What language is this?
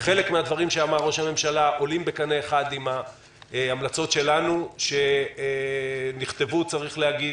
Hebrew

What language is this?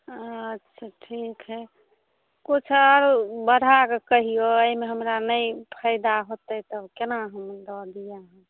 Maithili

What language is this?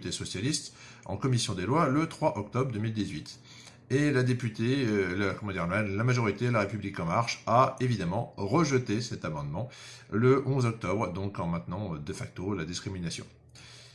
French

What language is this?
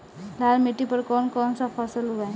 Bhojpuri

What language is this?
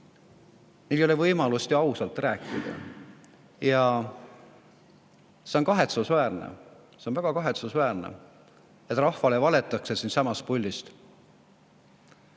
Estonian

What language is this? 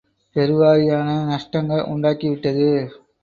Tamil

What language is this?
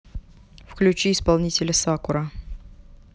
Russian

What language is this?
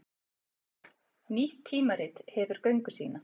Icelandic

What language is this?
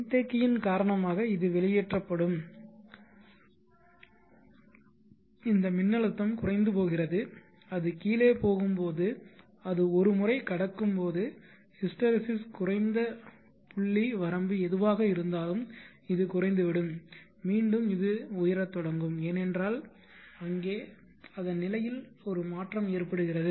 Tamil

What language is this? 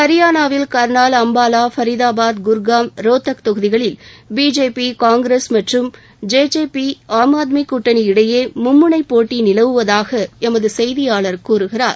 Tamil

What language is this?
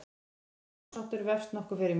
Icelandic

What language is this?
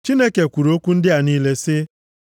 Igbo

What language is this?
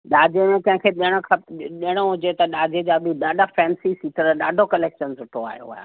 Sindhi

